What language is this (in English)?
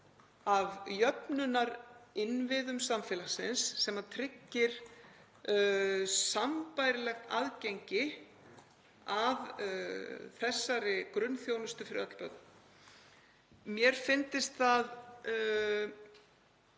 Icelandic